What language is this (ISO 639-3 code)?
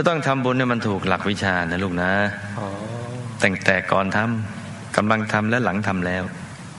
tha